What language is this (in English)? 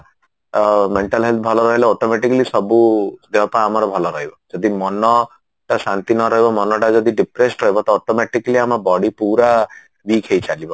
Odia